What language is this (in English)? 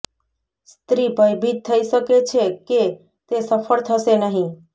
Gujarati